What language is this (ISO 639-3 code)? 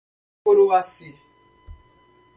por